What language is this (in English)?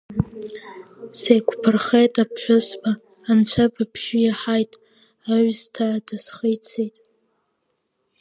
Abkhazian